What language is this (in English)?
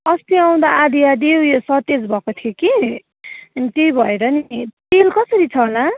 Nepali